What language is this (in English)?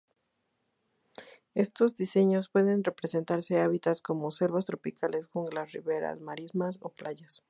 Spanish